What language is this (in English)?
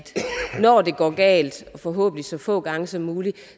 Danish